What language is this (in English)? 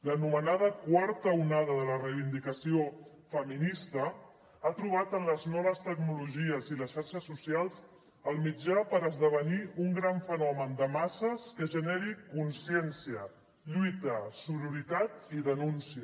Catalan